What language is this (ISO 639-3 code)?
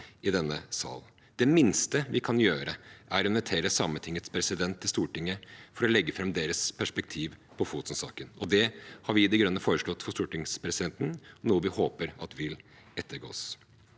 nor